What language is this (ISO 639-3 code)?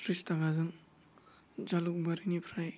brx